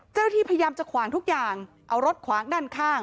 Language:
Thai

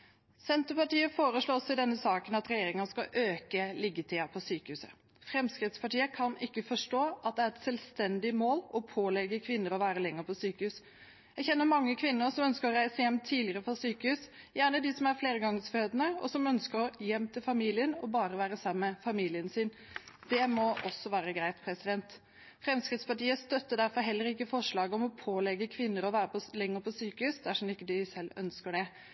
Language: Norwegian Bokmål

